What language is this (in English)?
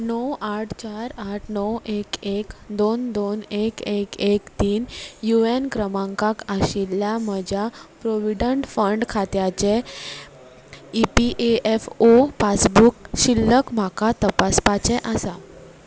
Konkani